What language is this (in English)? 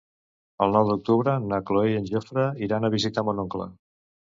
Catalan